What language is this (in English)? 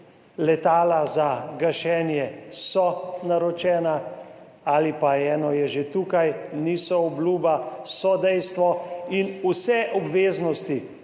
Slovenian